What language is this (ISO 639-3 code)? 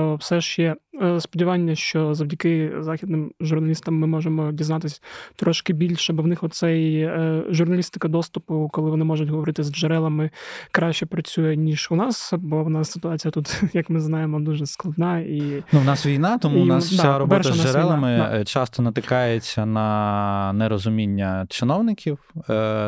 ukr